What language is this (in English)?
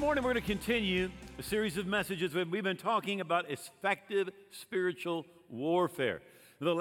English